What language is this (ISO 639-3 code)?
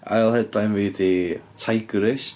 cym